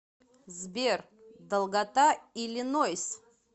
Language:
Russian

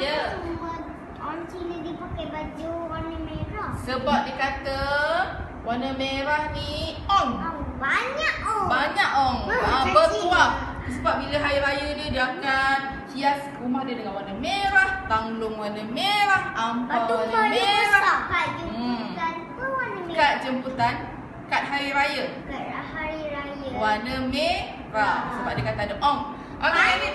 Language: Malay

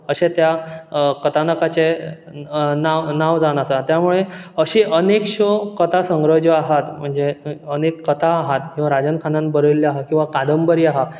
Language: Konkani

